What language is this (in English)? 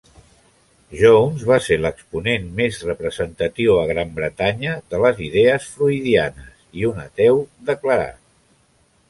Catalan